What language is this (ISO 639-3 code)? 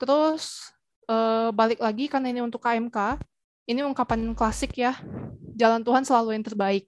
ind